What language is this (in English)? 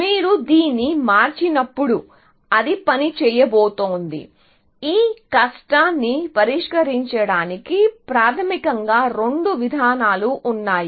Telugu